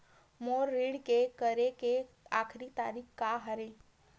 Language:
Chhattisgarhi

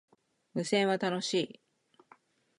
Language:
Japanese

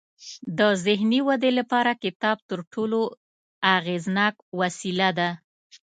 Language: Pashto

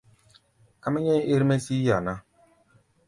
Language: Gbaya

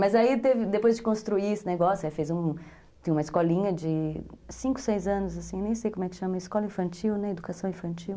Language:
Portuguese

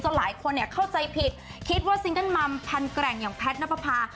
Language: Thai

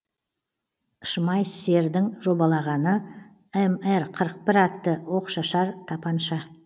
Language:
Kazakh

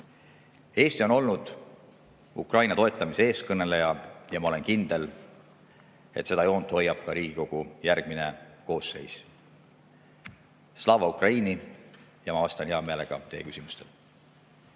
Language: Estonian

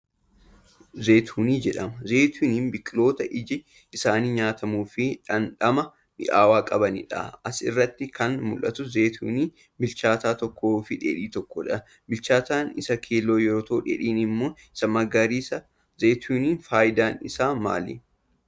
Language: Oromo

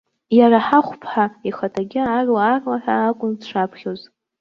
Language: Abkhazian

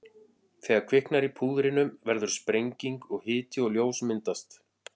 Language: Icelandic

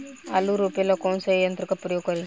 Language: Bhojpuri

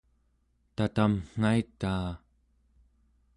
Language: Central Yupik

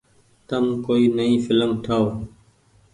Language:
Goaria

